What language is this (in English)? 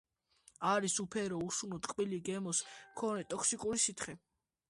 Georgian